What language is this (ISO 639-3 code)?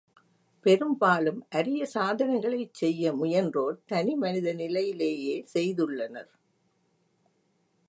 tam